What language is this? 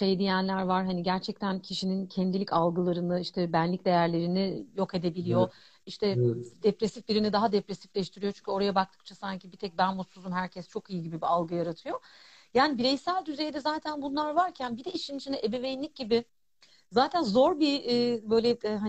Turkish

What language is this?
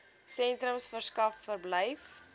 Afrikaans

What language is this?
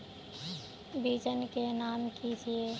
Magahi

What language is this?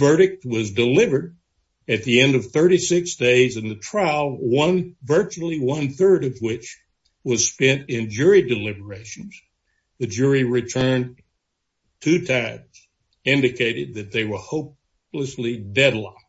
English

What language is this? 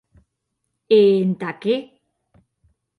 Occitan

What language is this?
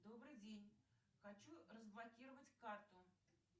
Russian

